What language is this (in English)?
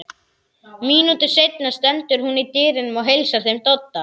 Icelandic